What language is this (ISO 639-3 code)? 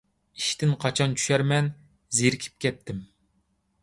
uig